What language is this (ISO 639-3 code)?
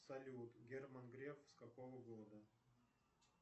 rus